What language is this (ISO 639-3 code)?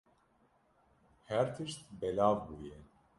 kur